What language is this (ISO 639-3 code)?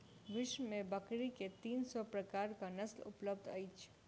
mai